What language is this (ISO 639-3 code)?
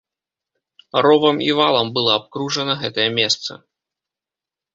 bel